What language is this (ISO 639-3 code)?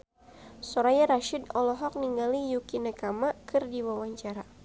sun